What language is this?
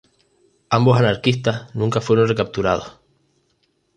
Spanish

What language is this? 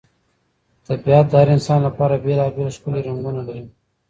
Pashto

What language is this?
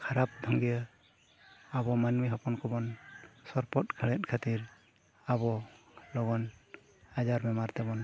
Santali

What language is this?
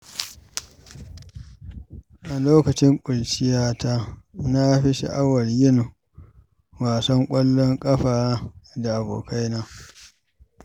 Hausa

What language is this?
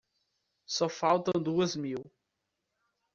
Portuguese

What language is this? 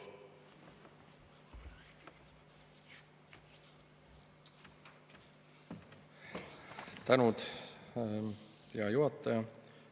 Estonian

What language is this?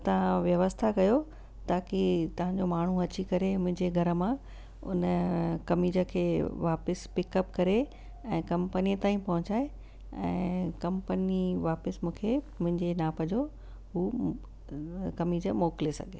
Sindhi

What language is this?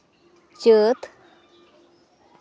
Santali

